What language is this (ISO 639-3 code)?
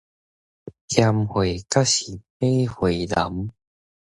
nan